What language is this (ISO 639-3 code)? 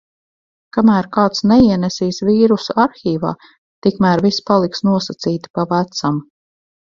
lav